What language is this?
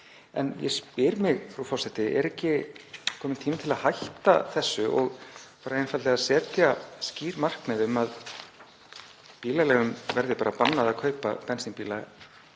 Icelandic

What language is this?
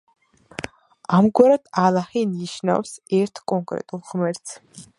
Georgian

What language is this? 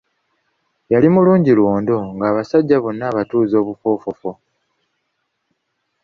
Ganda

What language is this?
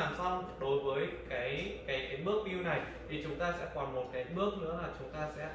Vietnamese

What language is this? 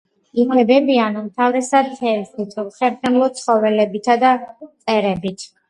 Georgian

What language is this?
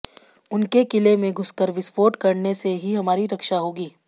Hindi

